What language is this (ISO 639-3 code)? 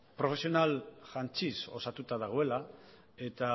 eus